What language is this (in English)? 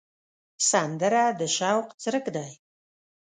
Pashto